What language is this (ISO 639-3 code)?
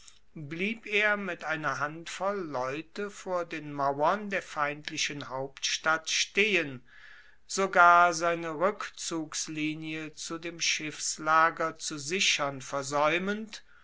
deu